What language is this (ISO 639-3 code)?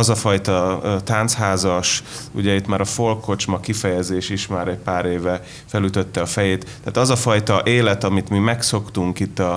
hun